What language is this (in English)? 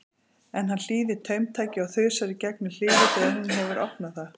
Icelandic